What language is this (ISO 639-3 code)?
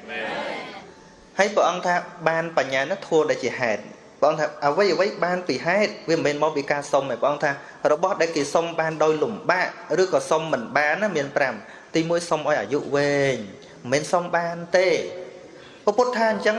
vie